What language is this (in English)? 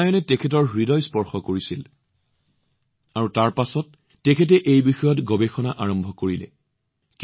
Assamese